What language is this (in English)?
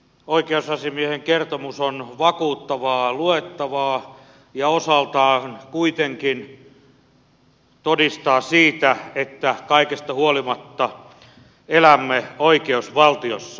Finnish